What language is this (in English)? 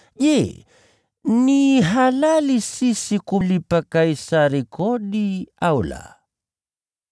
Swahili